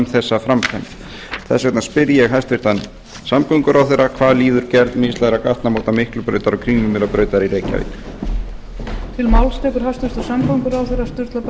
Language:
Icelandic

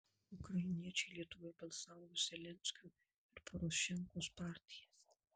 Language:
Lithuanian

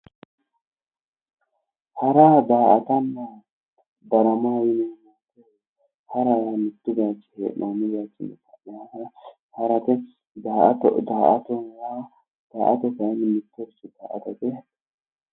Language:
Sidamo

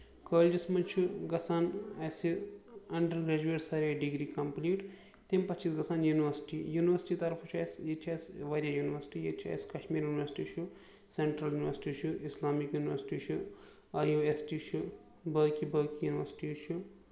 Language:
Kashmiri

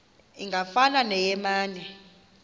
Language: Xhosa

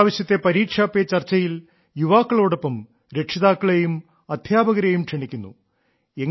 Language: Malayalam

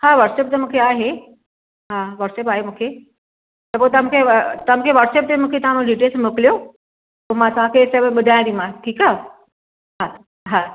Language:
Sindhi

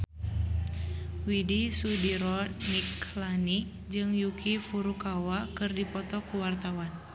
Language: Sundanese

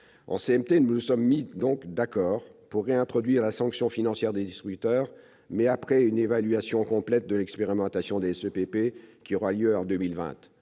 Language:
French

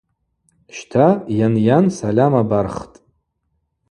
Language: Abaza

